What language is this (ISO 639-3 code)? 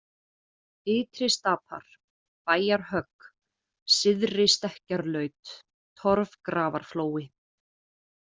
isl